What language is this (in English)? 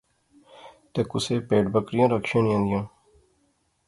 Pahari-Potwari